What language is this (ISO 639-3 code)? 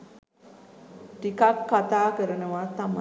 sin